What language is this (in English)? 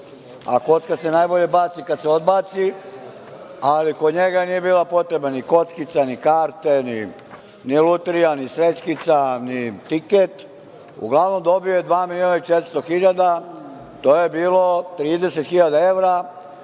Serbian